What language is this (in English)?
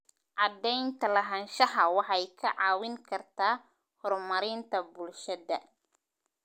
Somali